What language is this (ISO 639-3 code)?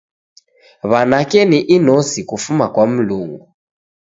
dav